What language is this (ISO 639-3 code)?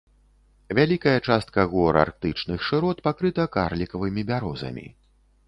bel